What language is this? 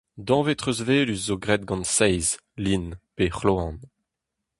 Breton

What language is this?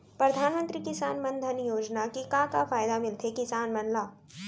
Chhattisgarhi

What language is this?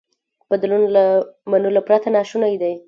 Pashto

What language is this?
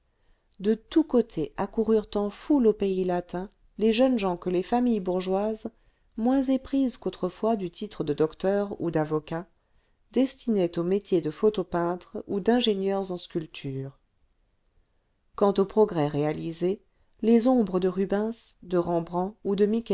French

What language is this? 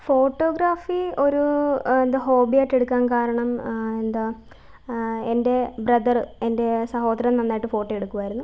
Malayalam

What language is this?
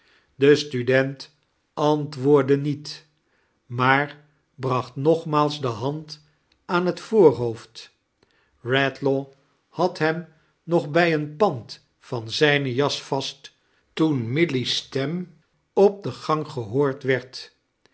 Dutch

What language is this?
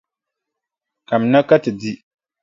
Dagbani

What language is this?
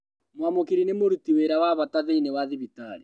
Kikuyu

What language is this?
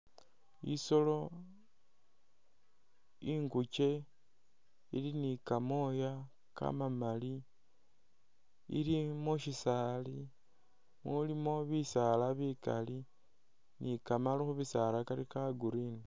Masaaba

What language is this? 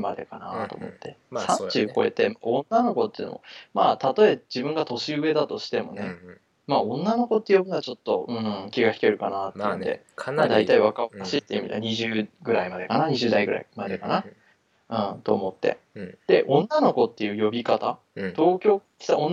Japanese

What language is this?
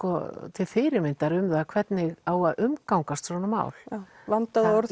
Icelandic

